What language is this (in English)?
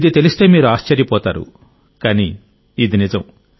Telugu